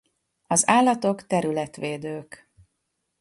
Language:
Hungarian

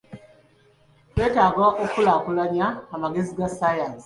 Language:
Ganda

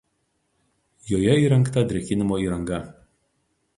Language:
Lithuanian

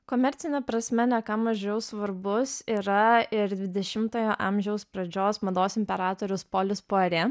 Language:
Lithuanian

